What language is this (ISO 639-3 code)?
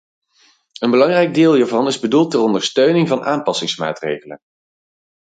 nld